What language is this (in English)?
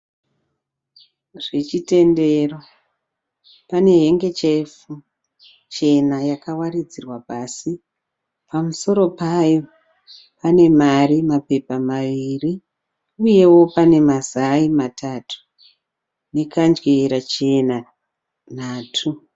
Shona